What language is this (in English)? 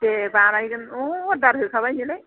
Bodo